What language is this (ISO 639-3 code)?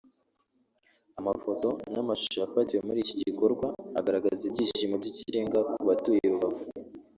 kin